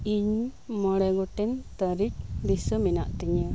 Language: Santali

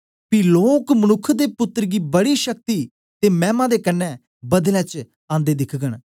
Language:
Dogri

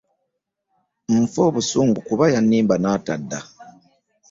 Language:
Ganda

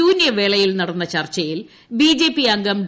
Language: Malayalam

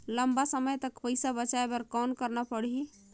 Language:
Chhattisgarhi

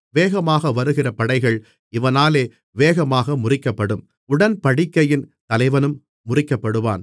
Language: Tamil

